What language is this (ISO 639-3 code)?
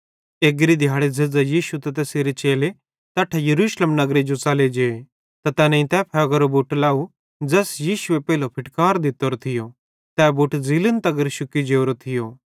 bhd